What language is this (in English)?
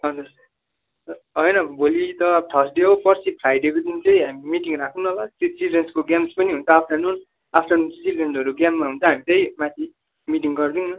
Nepali